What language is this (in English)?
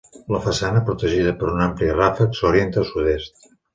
Catalan